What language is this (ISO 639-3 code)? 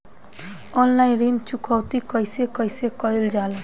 bho